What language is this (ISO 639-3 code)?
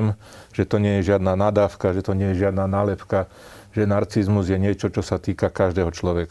slk